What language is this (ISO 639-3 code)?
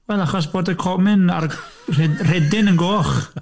cym